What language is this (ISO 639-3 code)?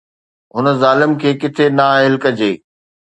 snd